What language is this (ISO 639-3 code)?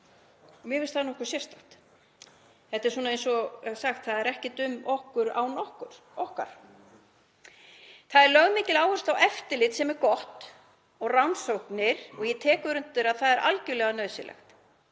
isl